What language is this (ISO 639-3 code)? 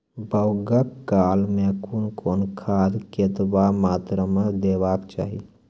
mai